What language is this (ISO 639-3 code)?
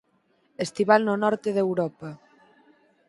glg